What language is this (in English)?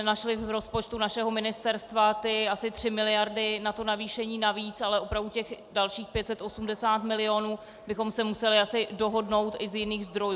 Czech